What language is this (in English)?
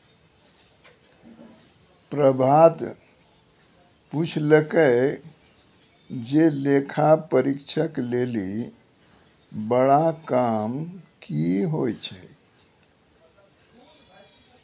Maithili